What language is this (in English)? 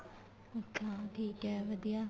Punjabi